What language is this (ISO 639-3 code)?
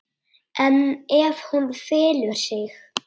isl